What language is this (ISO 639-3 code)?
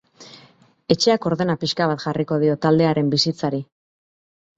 eus